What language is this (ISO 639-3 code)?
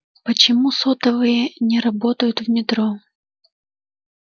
rus